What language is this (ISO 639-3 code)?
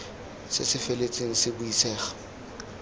tsn